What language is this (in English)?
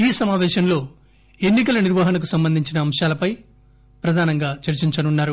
Telugu